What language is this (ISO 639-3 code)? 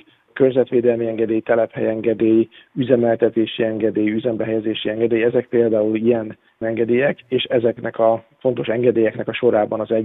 hun